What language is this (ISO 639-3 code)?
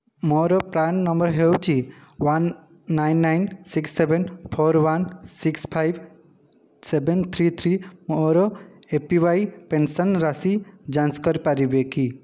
ori